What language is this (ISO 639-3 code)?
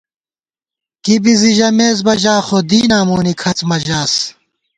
gwt